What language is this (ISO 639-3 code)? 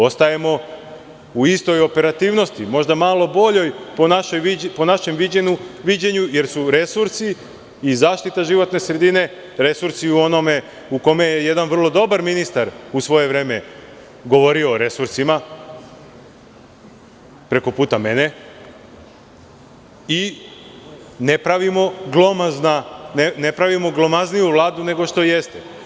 srp